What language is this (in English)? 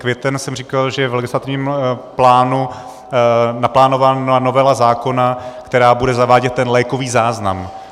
Czech